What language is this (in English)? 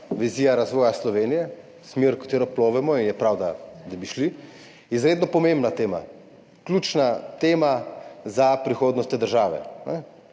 Slovenian